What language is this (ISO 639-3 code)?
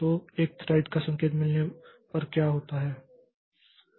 hin